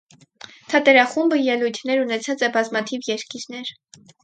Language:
Armenian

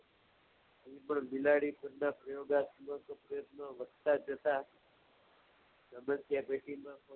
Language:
Gujarati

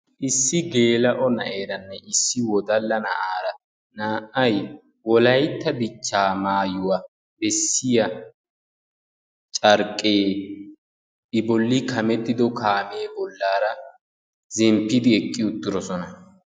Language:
Wolaytta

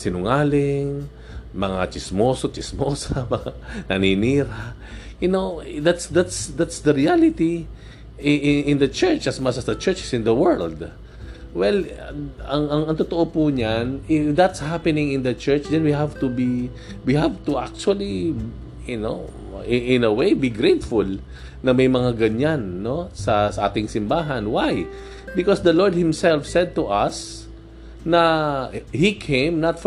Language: Filipino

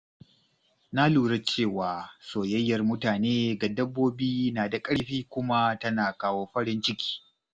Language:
Hausa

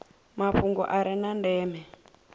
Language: Venda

